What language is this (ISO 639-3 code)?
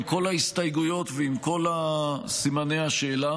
heb